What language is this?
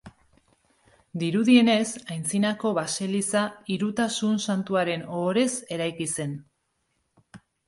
Basque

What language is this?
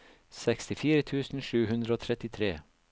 Norwegian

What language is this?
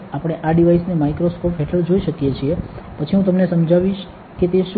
Gujarati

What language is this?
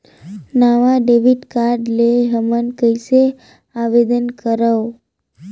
Chhattisgarhi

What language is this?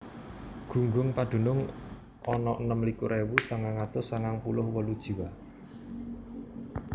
Javanese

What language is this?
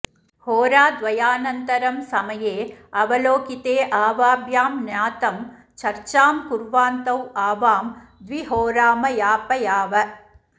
Sanskrit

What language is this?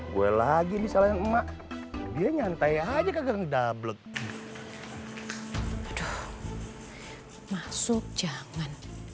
Indonesian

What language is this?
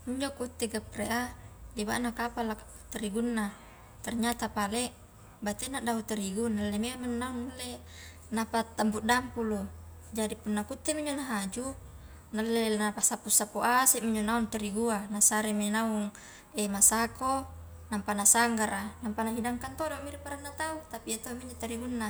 Highland Konjo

